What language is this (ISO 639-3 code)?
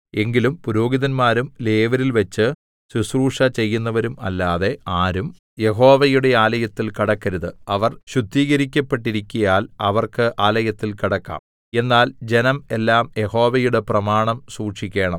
mal